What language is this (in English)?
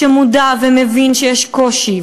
Hebrew